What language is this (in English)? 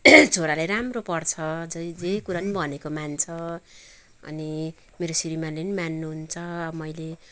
Nepali